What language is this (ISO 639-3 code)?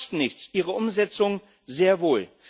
deu